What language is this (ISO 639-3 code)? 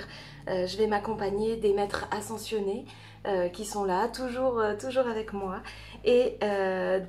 fra